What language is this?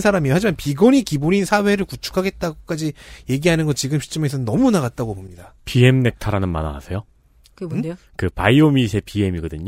Korean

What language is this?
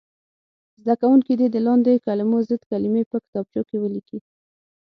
Pashto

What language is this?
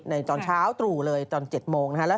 Thai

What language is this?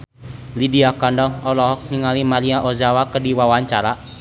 Sundanese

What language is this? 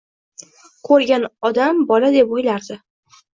Uzbek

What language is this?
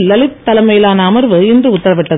Tamil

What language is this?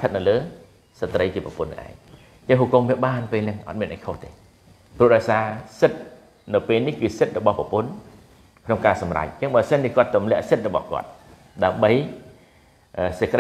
Thai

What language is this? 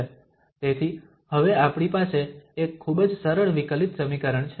Gujarati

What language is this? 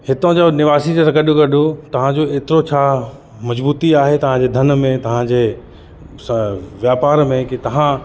Sindhi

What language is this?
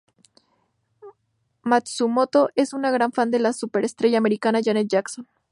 Spanish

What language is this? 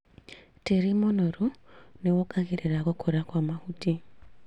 Kikuyu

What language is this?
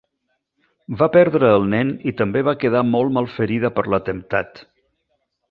Catalan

